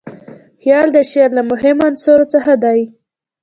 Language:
Pashto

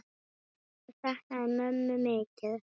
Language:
Icelandic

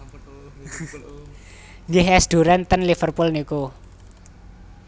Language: Javanese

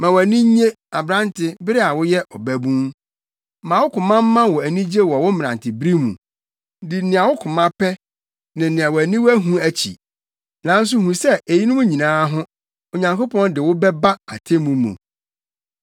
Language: Akan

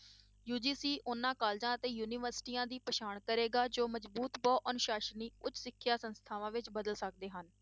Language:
Punjabi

